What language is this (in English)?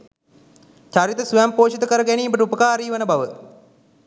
Sinhala